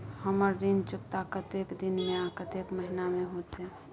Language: Maithili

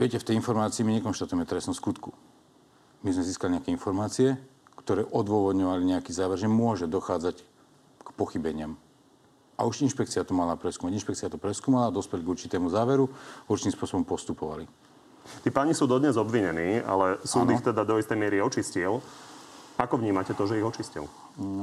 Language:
Slovak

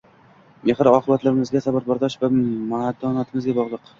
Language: Uzbek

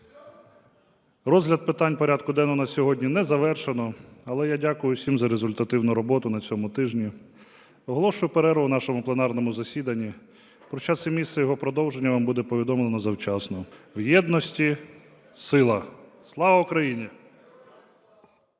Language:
Ukrainian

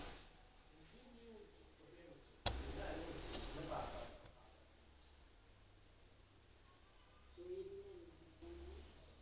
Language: Malayalam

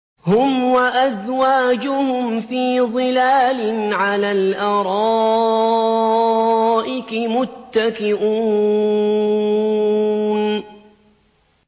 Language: Arabic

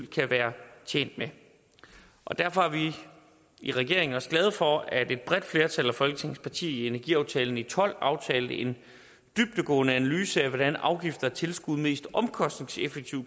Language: Danish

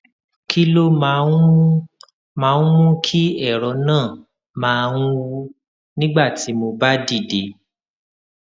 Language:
Yoruba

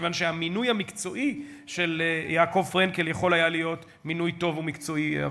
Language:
Hebrew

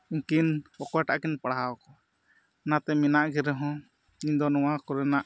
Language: Santali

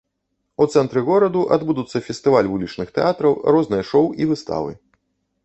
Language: Belarusian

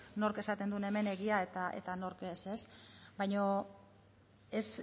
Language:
Basque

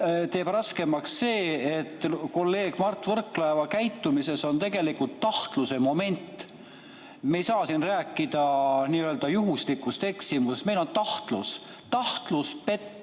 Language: Estonian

